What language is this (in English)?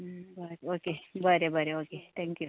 Konkani